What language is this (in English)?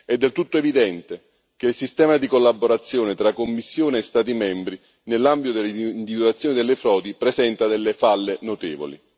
Italian